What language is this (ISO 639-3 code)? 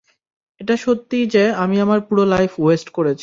ben